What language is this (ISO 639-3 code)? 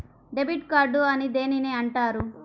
tel